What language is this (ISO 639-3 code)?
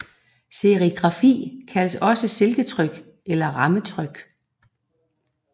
dan